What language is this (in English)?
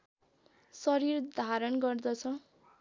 Nepali